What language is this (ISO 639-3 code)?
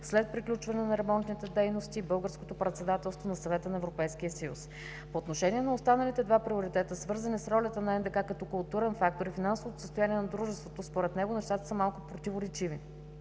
bul